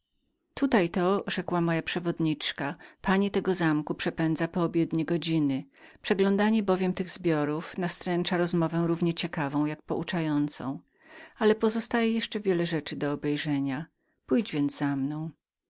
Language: Polish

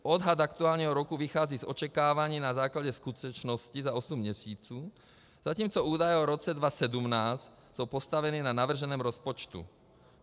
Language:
Czech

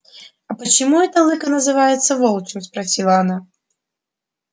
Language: Russian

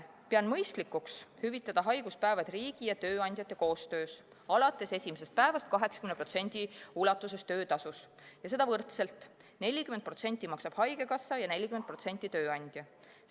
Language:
Estonian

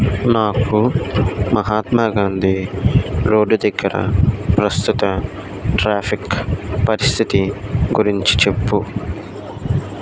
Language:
Telugu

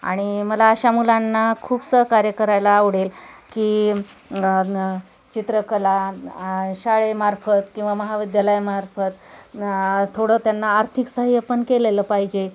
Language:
Marathi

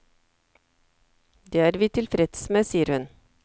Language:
Norwegian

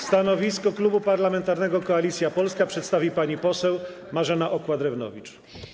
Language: Polish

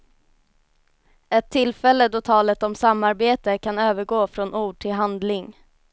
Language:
Swedish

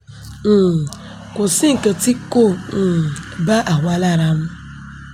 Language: Yoruba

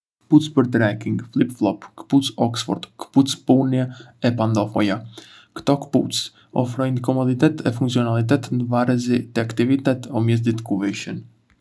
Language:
Arbëreshë Albanian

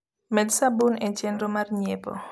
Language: Luo (Kenya and Tanzania)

